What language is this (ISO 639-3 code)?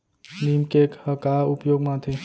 hne